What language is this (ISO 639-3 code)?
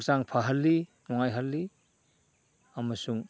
mni